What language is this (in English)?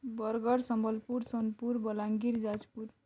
Odia